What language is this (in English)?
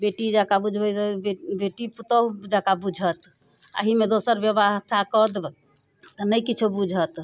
Maithili